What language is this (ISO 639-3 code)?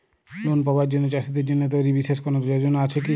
ben